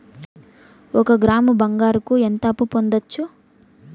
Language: Telugu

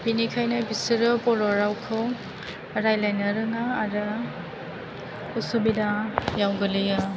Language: Bodo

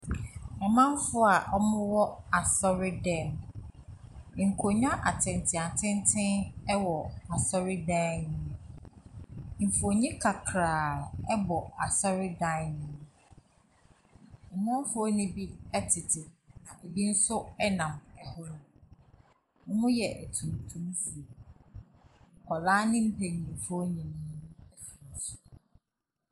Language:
Akan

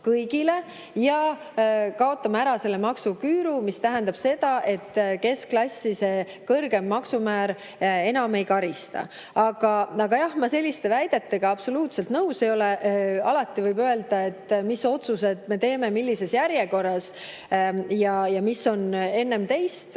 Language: Estonian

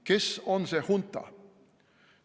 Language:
Estonian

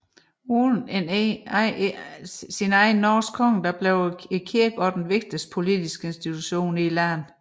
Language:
Danish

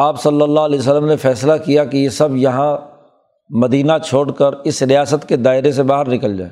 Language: Urdu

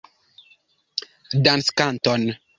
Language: Esperanto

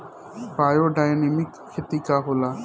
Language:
Bhojpuri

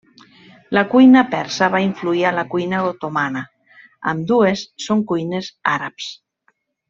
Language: Catalan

